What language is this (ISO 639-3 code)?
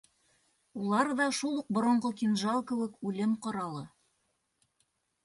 bak